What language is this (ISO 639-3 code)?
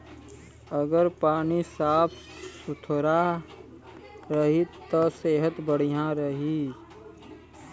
bho